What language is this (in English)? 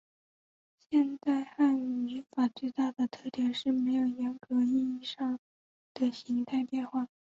Chinese